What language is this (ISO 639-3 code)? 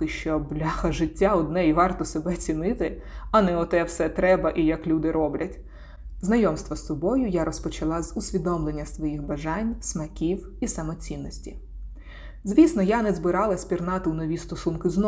ukr